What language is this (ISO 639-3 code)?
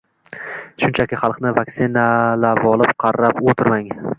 uzb